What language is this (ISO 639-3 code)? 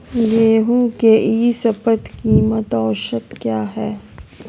mag